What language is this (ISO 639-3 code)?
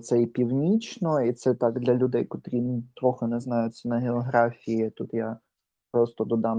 ukr